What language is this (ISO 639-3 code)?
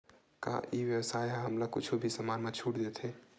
hne